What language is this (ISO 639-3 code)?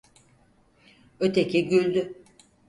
tur